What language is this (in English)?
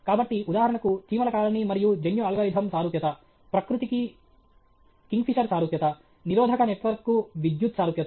Telugu